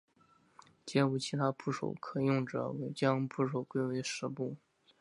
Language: Chinese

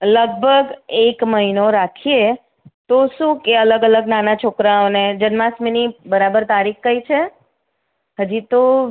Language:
Gujarati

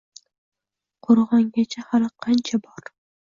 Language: Uzbek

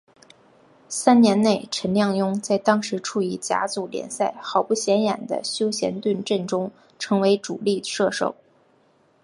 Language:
Chinese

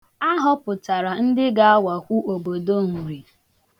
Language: Igbo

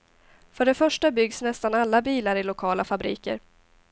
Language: Swedish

